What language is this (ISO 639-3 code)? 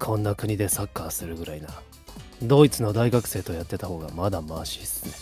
jpn